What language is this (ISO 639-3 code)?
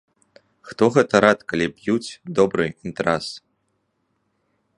bel